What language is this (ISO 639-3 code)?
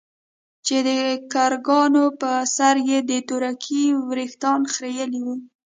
pus